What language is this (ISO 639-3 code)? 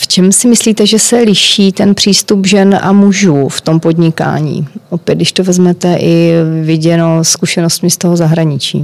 ces